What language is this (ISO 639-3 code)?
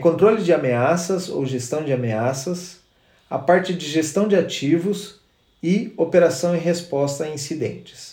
por